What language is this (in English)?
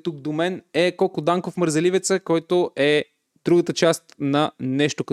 Bulgarian